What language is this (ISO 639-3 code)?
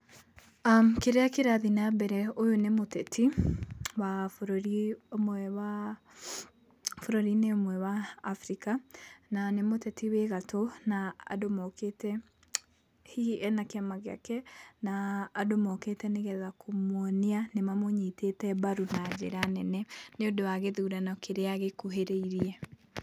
kik